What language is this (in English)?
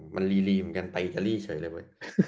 Thai